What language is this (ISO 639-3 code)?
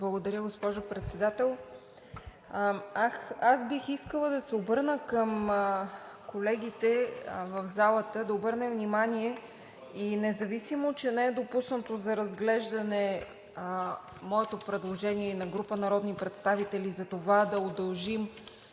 bul